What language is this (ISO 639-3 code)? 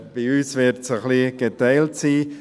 gsw